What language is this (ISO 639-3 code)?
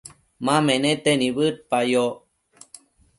mcf